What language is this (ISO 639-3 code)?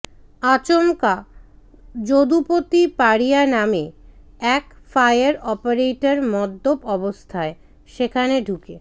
ben